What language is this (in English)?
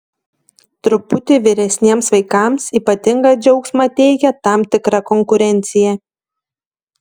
Lithuanian